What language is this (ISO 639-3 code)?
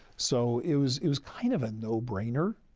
eng